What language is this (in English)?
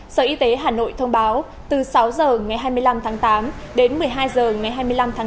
Vietnamese